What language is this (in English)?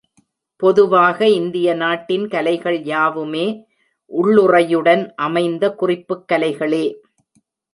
Tamil